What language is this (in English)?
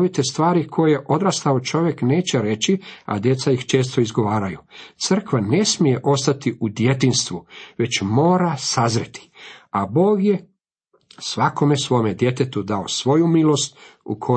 Croatian